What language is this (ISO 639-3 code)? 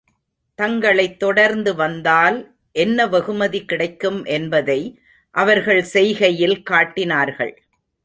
tam